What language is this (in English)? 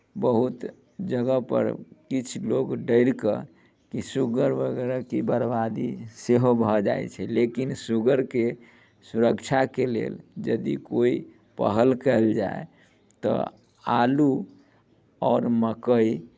Maithili